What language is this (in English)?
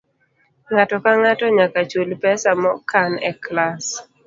Luo (Kenya and Tanzania)